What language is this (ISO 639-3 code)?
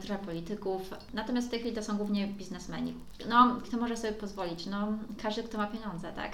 pol